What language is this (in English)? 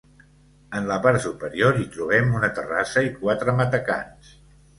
Catalan